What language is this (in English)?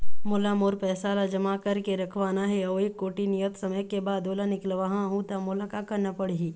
Chhattisgarhi